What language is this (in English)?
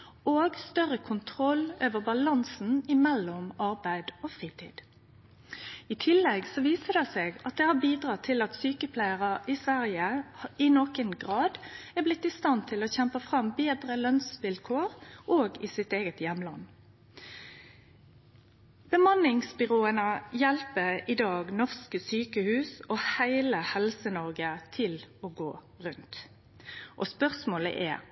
Norwegian Nynorsk